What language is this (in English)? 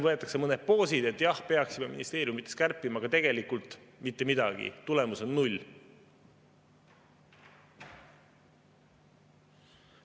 Estonian